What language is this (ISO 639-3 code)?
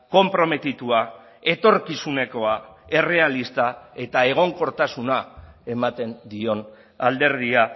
eus